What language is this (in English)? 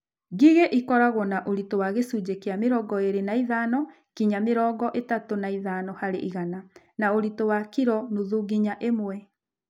Kikuyu